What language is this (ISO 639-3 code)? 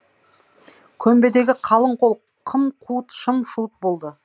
kaz